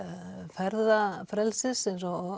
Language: Icelandic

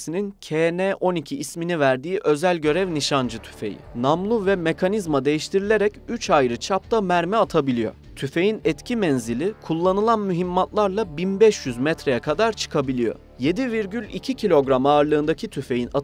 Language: Turkish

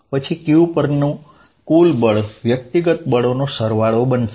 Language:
Gujarati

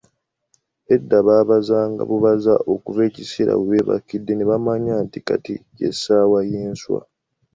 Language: Ganda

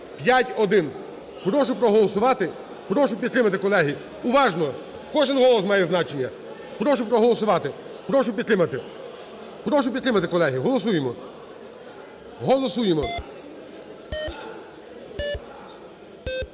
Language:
Ukrainian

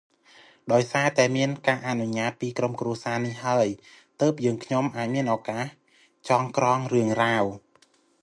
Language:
Khmer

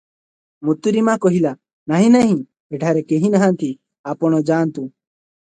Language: Odia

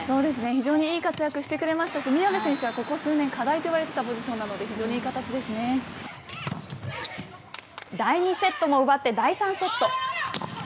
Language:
Japanese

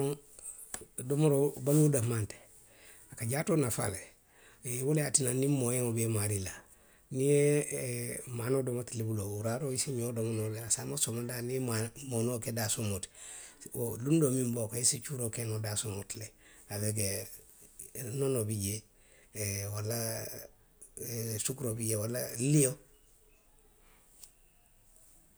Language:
Western Maninkakan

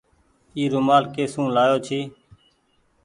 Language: Goaria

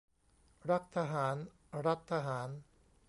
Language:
Thai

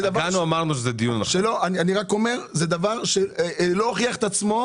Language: Hebrew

